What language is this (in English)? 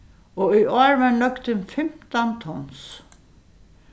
Faroese